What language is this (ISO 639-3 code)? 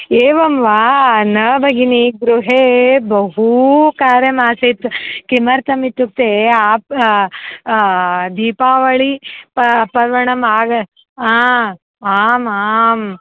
san